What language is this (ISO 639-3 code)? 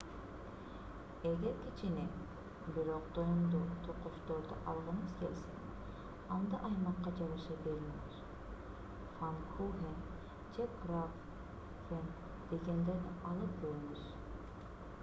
kir